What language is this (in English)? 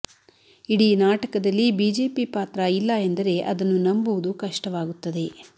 Kannada